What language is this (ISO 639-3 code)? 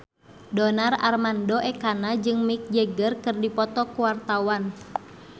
sun